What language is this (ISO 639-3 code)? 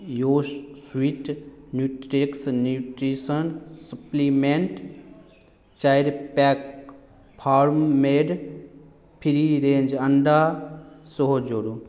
mai